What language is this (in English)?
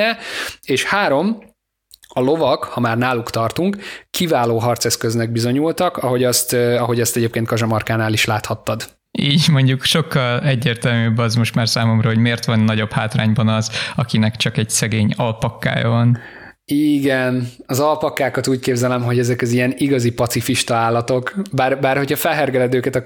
Hungarian